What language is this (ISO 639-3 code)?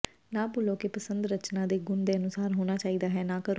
pan